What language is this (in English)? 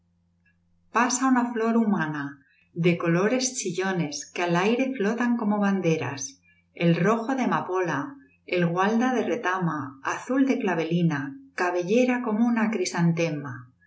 Spanish